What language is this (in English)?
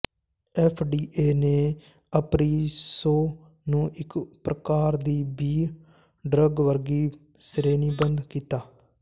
Punjabi